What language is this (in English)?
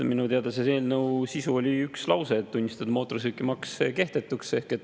Estonian